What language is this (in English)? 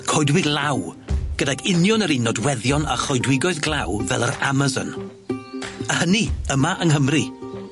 Welsh